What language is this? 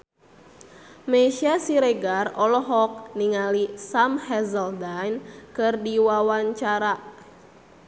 Sundanese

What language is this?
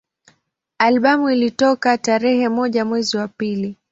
Swahili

